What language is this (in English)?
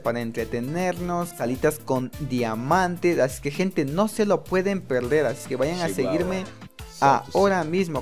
Spanish